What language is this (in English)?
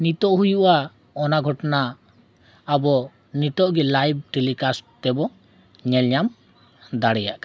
Santali